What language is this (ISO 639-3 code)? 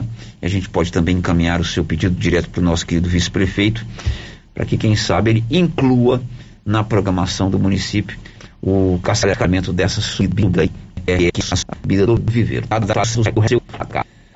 por